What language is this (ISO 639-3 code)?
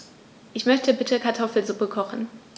deu